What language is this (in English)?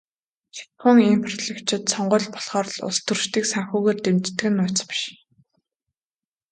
Mongolian